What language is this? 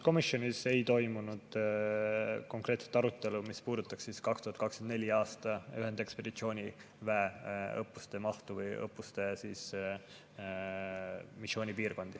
Estonian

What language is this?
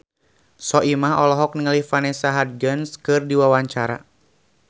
Sundanese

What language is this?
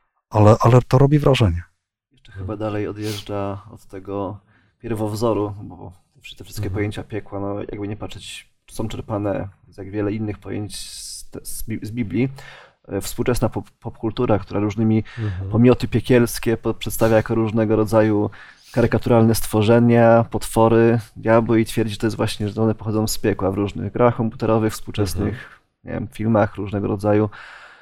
Polish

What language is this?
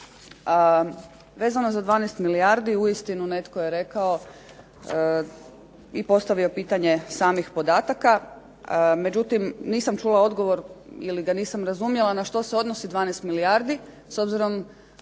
Croatian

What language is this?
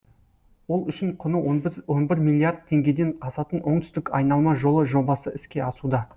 Kazakh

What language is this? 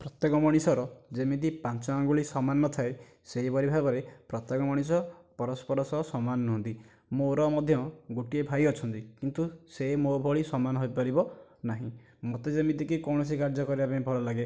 Odia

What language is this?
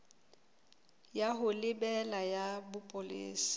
Southern Sotho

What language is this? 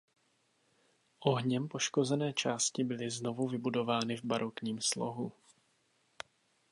Czech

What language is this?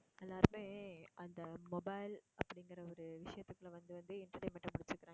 Tamil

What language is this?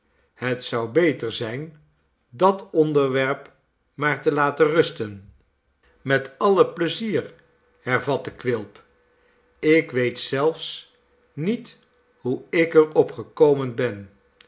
Dutch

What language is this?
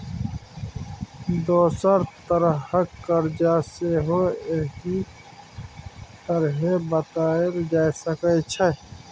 Maithili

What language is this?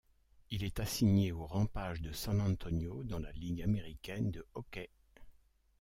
French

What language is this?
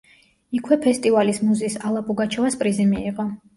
Georgian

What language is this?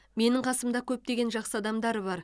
Kazakh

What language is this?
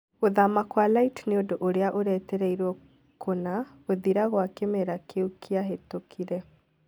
Kikuyu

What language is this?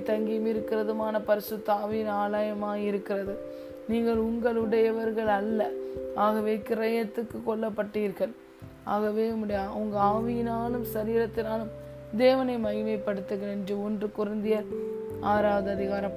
Tamil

